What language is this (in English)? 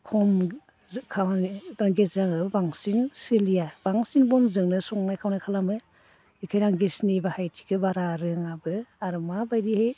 Bodo